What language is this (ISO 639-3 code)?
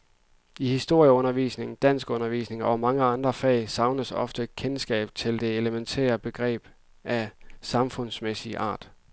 dan